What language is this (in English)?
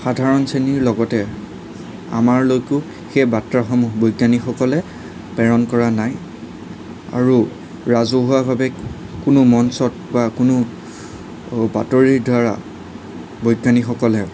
Assamese